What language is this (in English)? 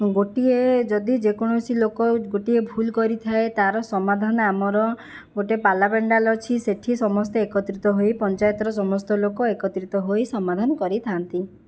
Odia